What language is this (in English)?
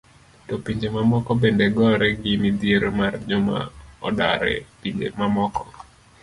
Luo (Kenya and Tanzania)